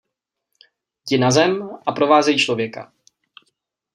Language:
Czech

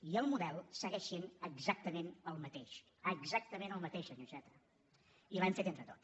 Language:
Catalan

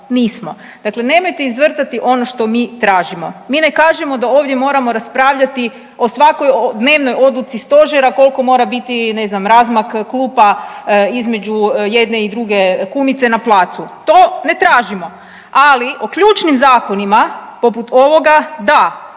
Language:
Croatian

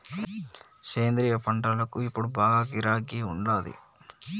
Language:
Telugu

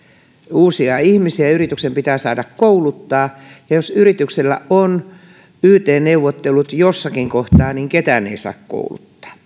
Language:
Finnish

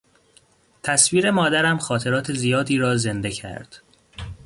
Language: Persian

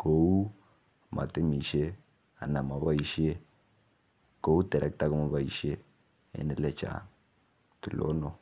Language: Kalenjin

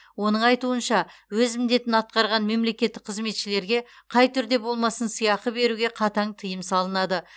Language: Kazakh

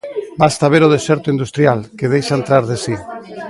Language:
Galician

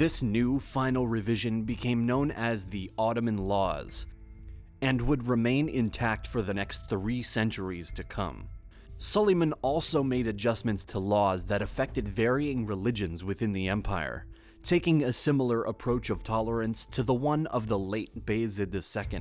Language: English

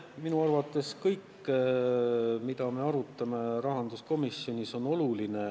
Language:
Estonian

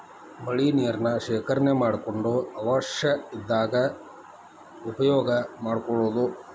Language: Kannada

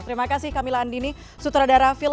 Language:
Indonesian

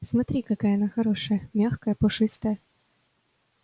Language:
Russian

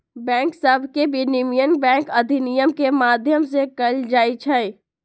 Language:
Magahi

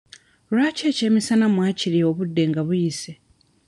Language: Ganda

